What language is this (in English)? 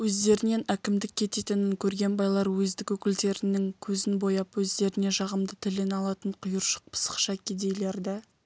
Kazakh